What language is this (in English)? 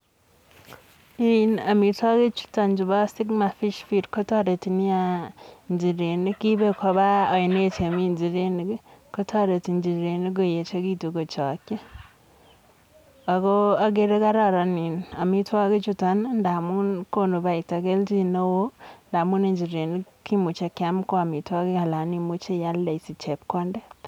Kalenjin